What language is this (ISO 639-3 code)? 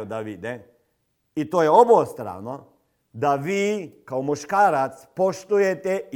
hrv